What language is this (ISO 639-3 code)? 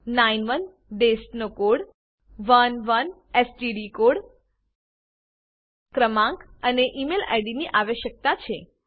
guj